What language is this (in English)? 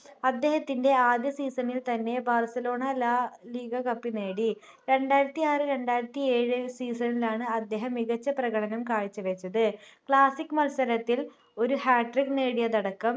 Malayalam